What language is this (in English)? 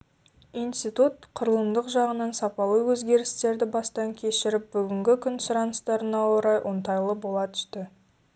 Kazakh